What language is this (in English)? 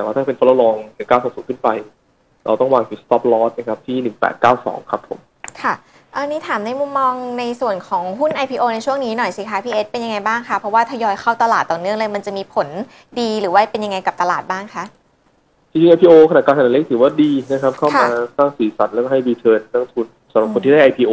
Thai